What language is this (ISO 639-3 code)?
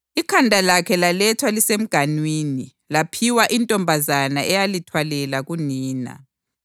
nde